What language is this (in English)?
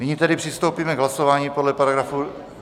Czech